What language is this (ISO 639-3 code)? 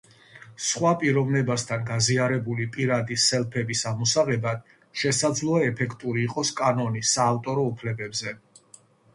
kat